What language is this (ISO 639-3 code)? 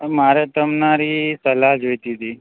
guj